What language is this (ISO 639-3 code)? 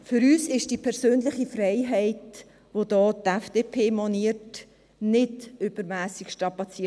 gsw